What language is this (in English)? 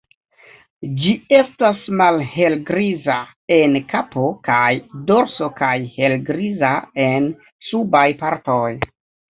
Esperanto